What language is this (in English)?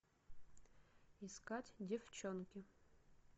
Russian